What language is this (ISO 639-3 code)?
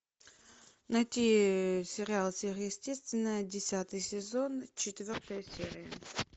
rus